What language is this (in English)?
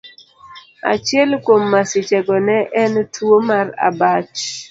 Luo (Kenya and Tanzania)